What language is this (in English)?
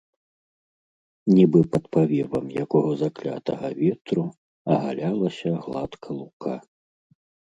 Belarusian